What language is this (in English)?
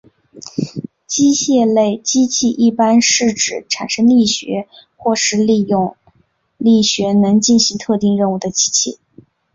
Chinese